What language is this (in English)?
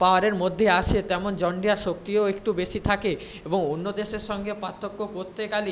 Bangla